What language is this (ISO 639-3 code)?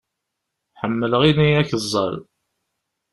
kab